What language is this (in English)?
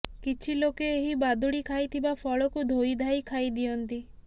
Odia